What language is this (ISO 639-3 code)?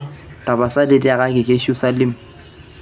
mas